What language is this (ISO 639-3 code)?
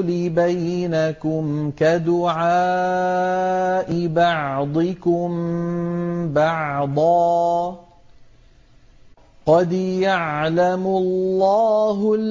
ara